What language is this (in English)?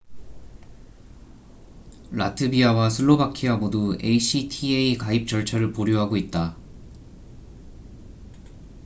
Korean